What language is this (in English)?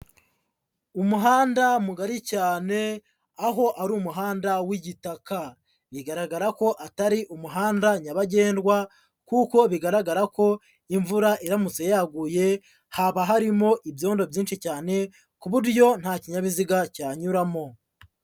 Kinyarwanda